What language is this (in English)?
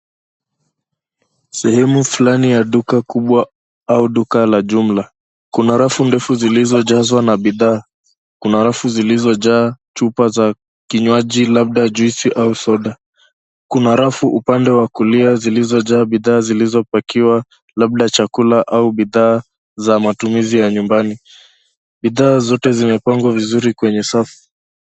Swahili